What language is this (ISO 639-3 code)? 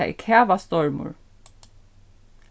fao